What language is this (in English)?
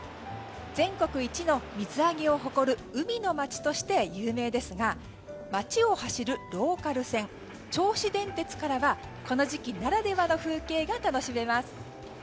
Japanese